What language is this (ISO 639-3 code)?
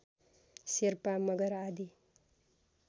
nep